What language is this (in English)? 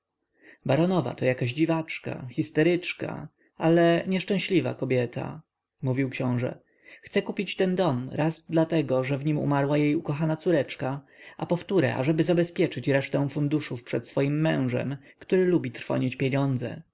Polish